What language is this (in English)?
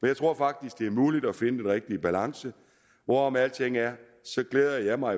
Danish